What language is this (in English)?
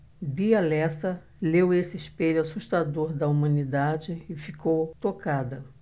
Portuguese